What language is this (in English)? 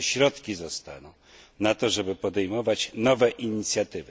Polish